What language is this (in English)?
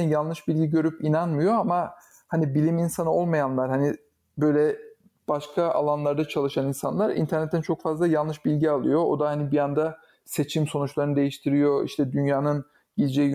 Turkish